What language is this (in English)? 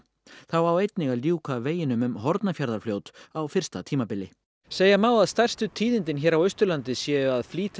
Icelandic